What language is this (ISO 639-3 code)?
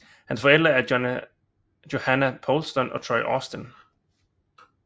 dan